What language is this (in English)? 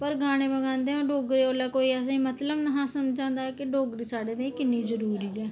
Dogri